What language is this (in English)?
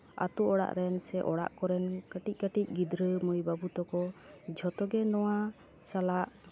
Santali